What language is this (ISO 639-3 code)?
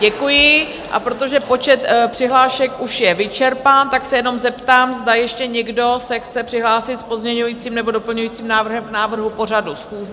ces